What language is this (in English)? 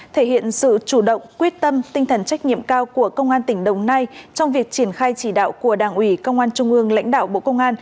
Vietnamese